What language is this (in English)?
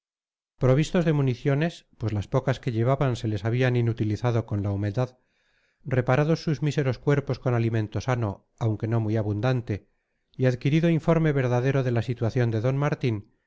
Spanish